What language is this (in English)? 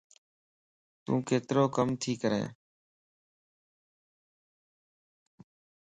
Lasi